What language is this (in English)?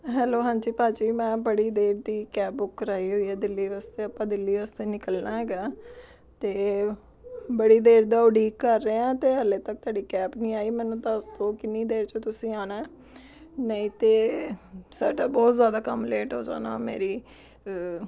Punjabi